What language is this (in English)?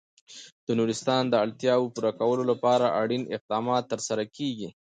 Pashto